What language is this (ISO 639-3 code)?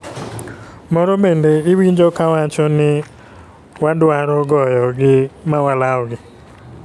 luo